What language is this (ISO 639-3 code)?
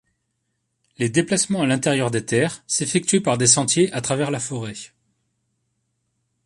fra